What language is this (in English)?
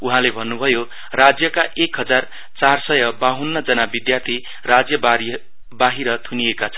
Nepali